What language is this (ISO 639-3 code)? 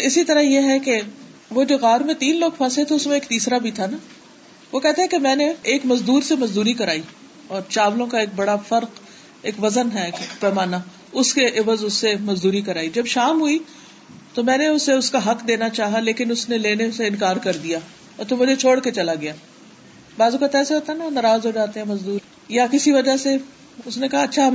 urd